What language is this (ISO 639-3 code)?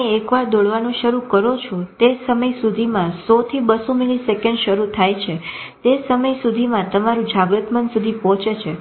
guj